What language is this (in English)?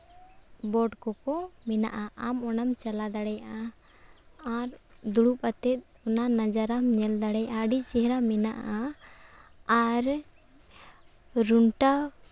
Santali